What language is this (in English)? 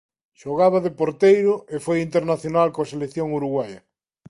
Galician